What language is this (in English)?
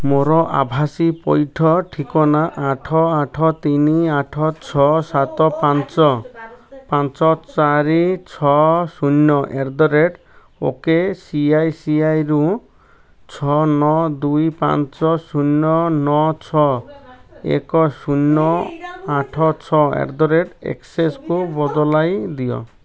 Odia